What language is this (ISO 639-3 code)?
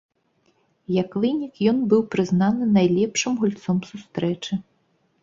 bel